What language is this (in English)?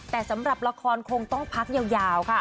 Thai